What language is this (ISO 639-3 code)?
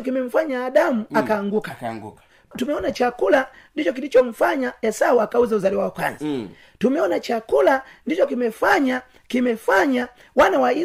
swa